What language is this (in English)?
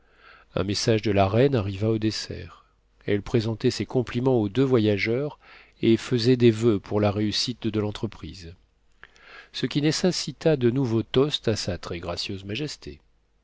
French